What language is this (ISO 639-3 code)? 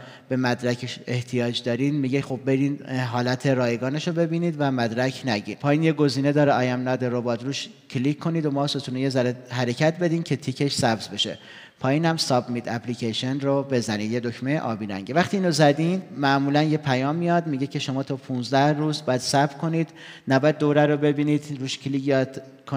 fas